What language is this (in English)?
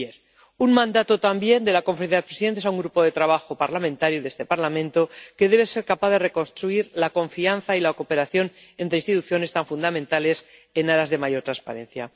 Spanish